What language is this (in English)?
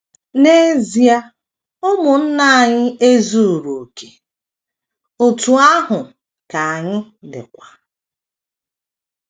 Igbo